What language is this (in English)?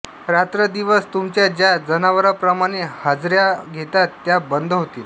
Marathi